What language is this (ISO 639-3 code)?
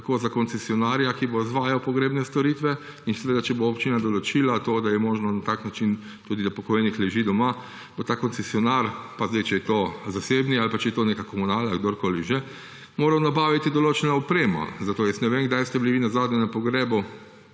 slv